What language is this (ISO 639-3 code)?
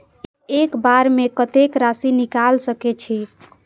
mai